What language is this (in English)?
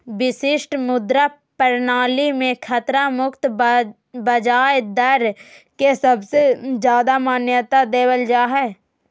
Magahi